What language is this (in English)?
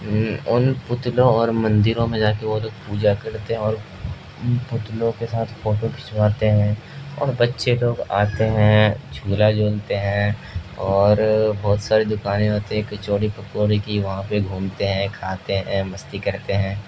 Urdu